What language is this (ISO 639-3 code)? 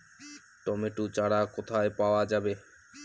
ben